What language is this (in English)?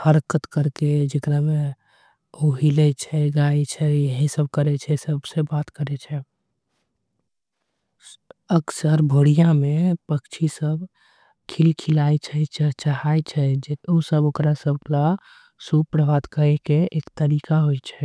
Angika